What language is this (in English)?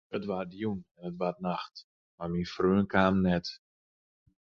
Western Frisian